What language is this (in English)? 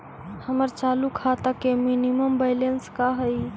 Magahi